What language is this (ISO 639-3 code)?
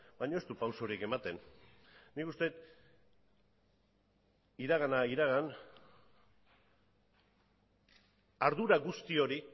eus